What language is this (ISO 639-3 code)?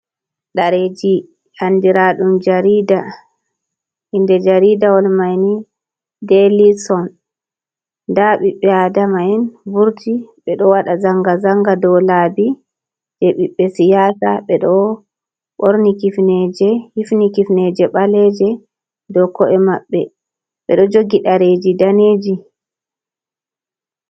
ful